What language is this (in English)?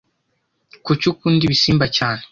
Kinyarwanda